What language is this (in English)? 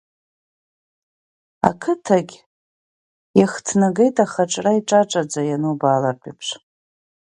Abkhazian